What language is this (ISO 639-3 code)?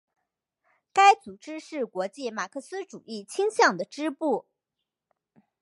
zho